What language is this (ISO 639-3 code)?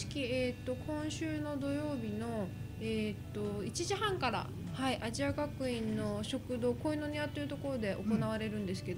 jpn